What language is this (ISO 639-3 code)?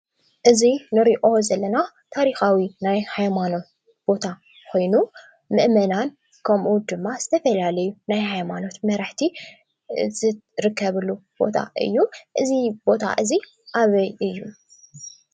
tir